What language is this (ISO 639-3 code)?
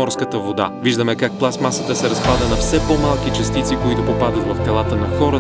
bul